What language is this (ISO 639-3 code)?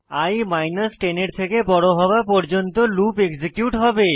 ben